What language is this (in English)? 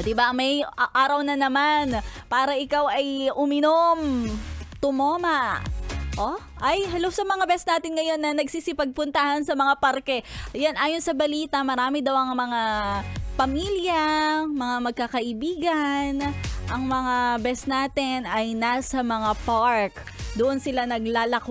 Filipino